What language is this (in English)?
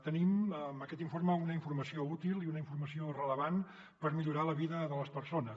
Catalan